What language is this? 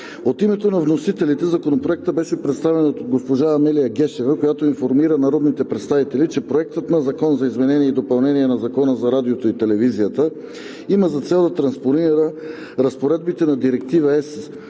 Bulgarian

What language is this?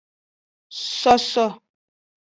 Aja (Benin)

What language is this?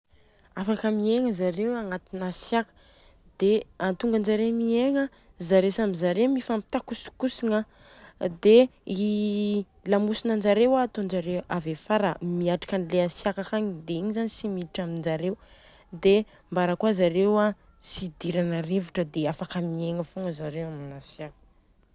Southern Betsimisaraka Malagasy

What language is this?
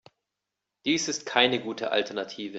German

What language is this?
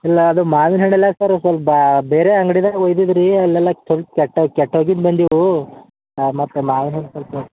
Kannada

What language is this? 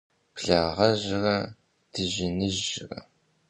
Kabardian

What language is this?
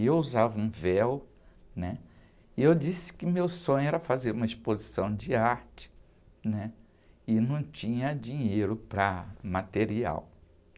Portuguese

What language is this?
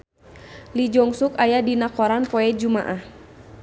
Sundanese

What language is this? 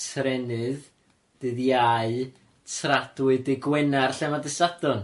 Welsh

